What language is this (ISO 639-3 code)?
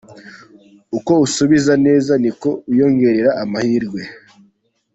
kin